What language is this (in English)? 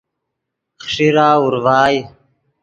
Yidgha